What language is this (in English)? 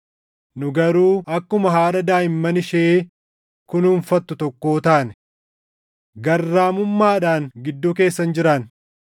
Oromo